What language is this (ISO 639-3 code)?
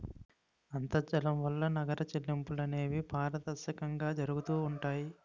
tel